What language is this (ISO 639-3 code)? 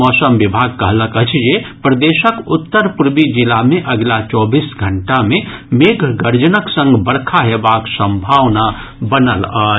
mai